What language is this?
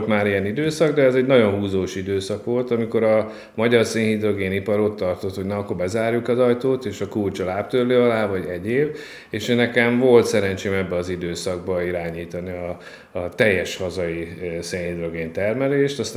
Hungarian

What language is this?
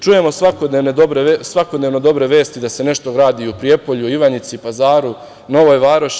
Serbian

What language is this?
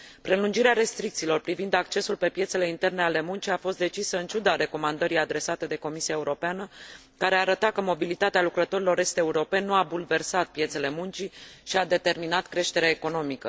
Romanian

